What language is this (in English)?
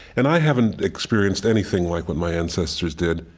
English